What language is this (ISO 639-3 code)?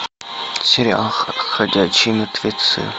rus